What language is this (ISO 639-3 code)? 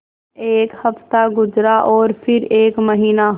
hin